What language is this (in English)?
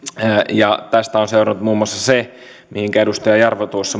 Finnish